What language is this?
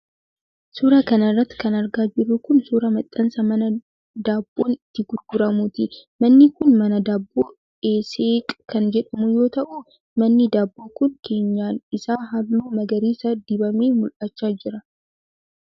Oromo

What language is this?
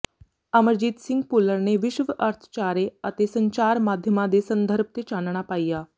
Punjabi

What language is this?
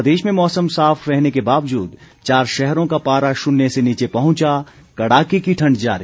Hindi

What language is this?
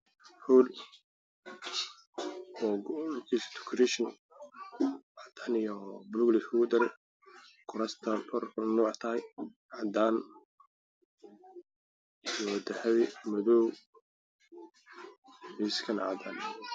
Somali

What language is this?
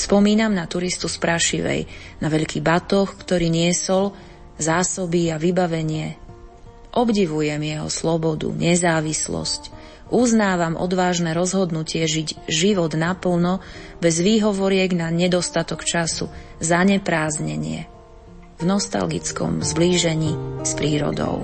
Slovak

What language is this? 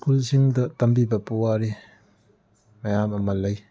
Manipuri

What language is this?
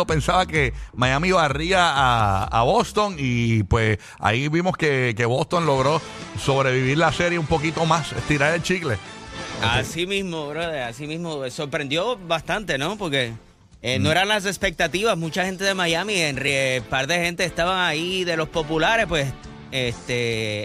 Spanish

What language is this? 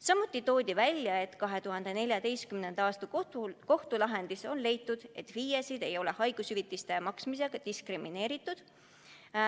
Estonian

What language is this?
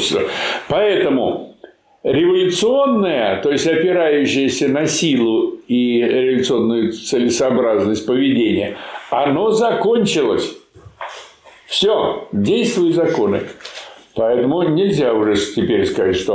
Russian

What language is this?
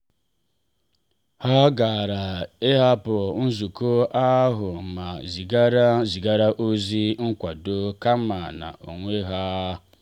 Igbo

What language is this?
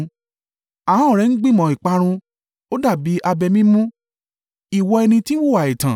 Yoruba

